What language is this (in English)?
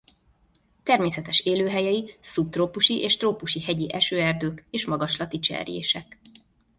Hungarian